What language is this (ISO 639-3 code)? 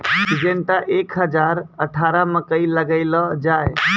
mai